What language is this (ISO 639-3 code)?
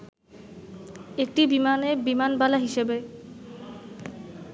ben